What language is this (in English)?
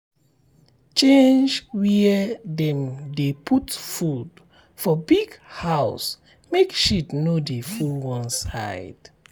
Nigerian Pidgin